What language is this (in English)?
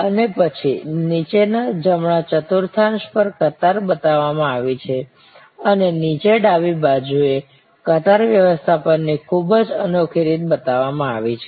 Gujarati